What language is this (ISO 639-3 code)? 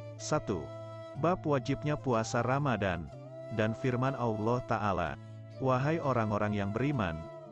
ind